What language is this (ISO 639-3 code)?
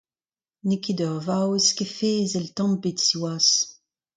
bre